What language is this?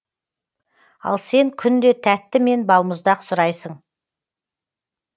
Kazakh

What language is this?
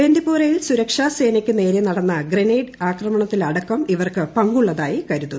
Malayalam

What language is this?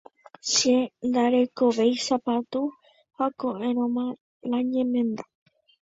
Guarani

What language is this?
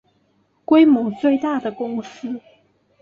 Chinese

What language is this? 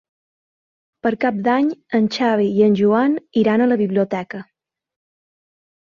Catalan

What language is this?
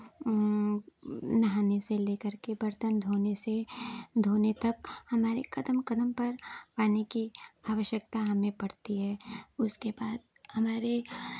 Hindi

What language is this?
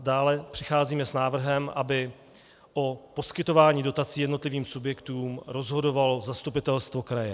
Czech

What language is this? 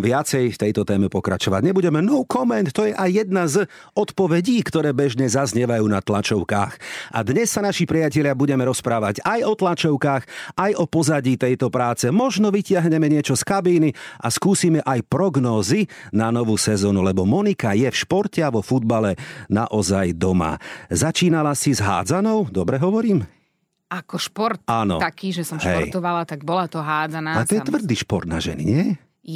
Slovak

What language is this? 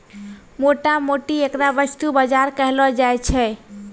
Maithili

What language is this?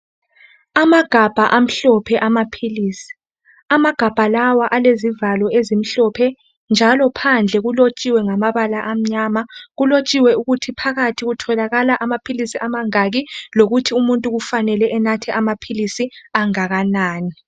North Ndebele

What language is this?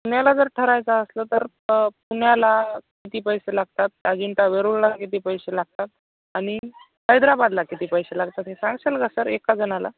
Marathi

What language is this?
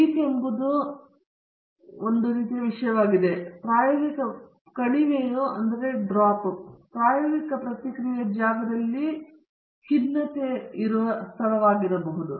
Kannada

